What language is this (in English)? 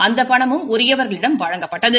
Tamil